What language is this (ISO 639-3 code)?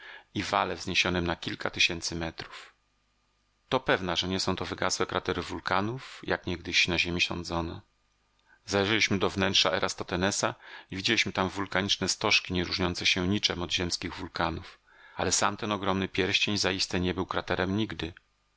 pol